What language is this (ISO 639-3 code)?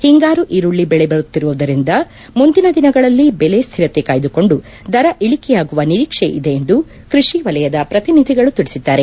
kan